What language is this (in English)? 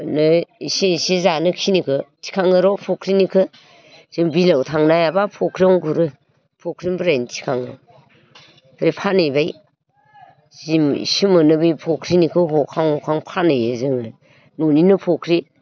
Bodo